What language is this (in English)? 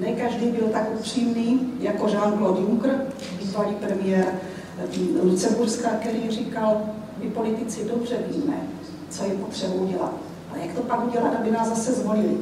Czech